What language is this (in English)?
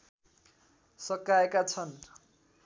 Nepali